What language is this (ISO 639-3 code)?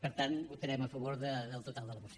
cat